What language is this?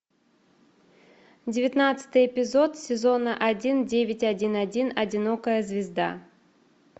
Russian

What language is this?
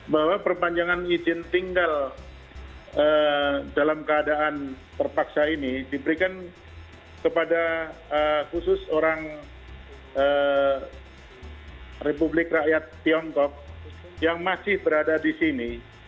Indonesian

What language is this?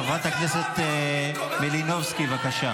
Hebrew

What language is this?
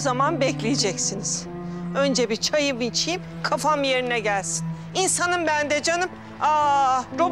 Turkish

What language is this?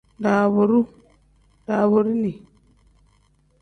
Tem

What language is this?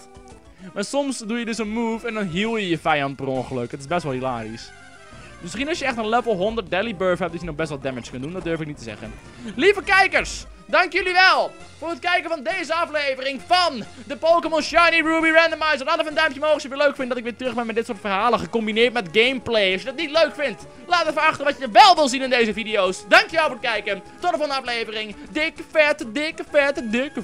Dutch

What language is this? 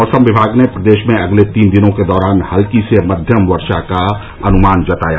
Hindi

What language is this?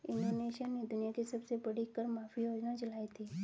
Hindi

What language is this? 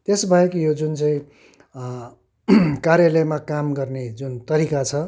Nepali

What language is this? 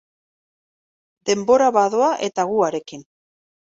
Basque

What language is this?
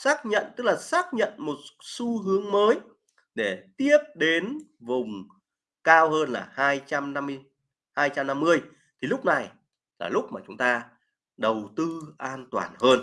Vietnamese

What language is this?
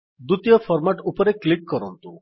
Odia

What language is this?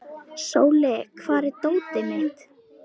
Icelandic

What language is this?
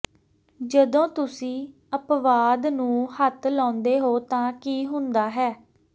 Punjabi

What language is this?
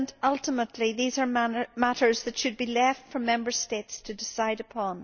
English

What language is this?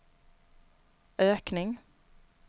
Swedish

